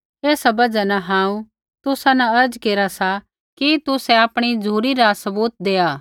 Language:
Kullu Pahari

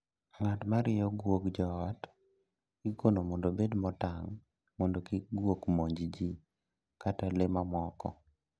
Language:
Luo (Kenya and Tanzania)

